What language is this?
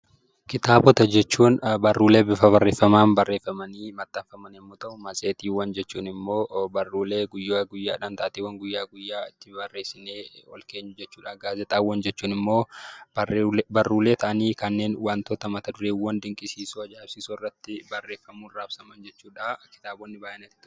Oromo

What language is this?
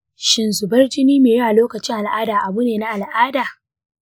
Hausa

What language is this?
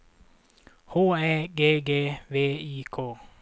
Swedish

